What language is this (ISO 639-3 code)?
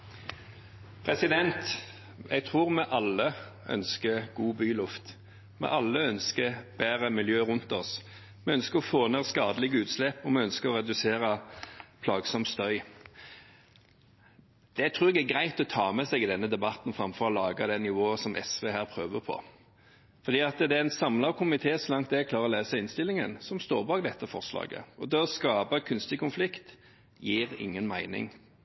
nor